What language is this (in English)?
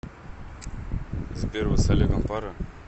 Russian